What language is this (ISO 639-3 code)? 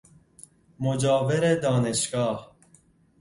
fas